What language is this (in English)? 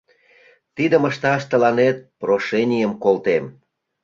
Mari